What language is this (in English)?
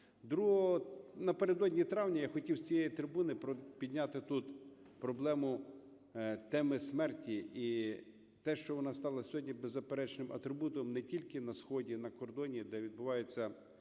Ukrainian